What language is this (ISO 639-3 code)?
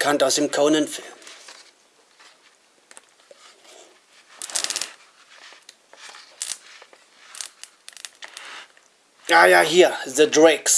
deu